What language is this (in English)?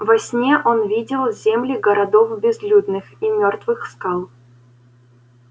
Russian